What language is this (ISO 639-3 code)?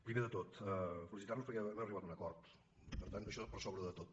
cat